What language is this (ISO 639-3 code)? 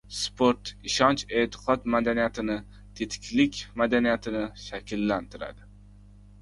uzb